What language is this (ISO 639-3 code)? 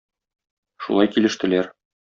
tat